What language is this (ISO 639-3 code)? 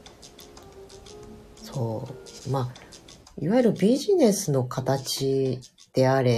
jpn